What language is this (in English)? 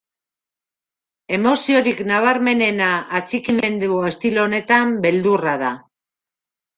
Basque